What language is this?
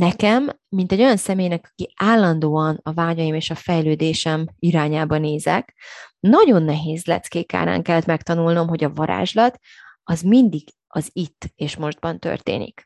Hungarian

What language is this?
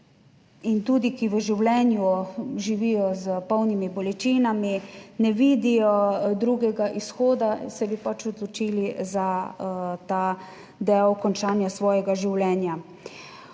Slovenian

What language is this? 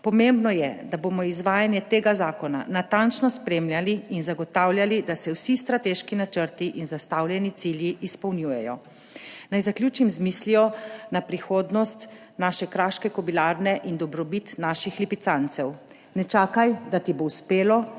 Slovenian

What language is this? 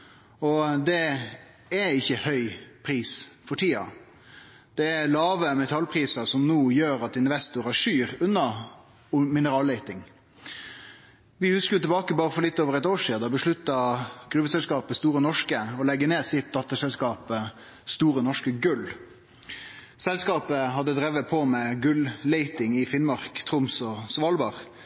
Norwegian Nynorsk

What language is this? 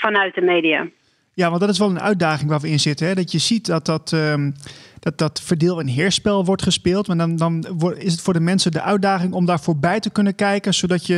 Dutch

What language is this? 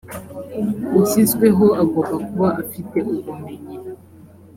Kinyarwanda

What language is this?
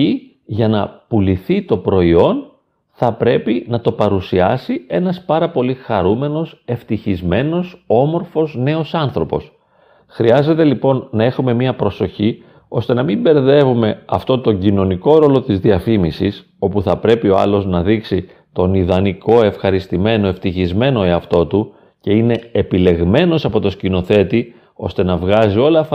Greek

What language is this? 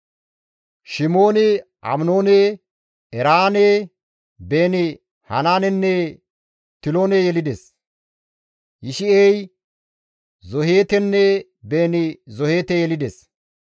Gamo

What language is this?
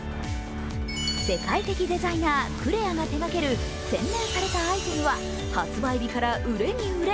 Japanese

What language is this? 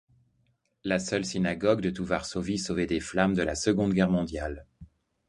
French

